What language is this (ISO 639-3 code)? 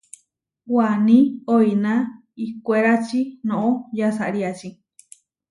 var